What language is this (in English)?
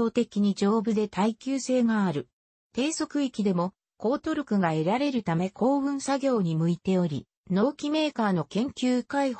Japanese